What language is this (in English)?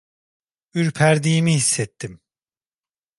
Turkish